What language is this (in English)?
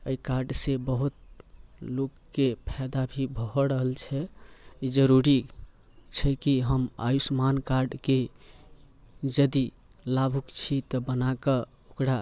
Maithili